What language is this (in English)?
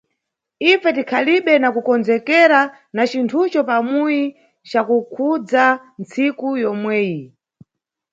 Nyungwe